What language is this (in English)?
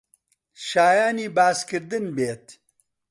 Central Kurdish